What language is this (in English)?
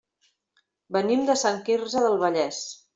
Catalan